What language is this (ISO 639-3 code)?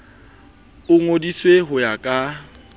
sot